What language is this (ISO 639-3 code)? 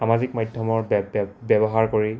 asm